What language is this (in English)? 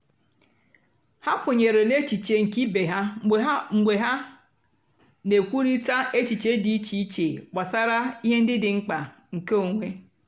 Igbo